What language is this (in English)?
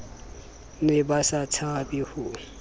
Southern Sotho